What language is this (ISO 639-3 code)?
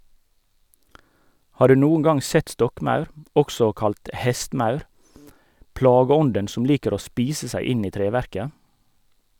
nor